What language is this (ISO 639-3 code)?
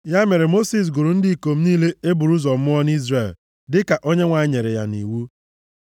ibo